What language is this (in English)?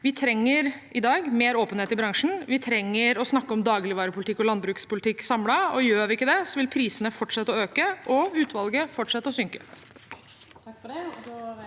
Norwegian